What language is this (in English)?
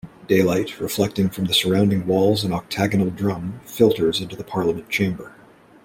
English